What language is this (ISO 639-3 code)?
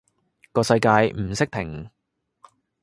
yue